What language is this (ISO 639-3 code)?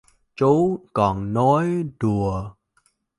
vie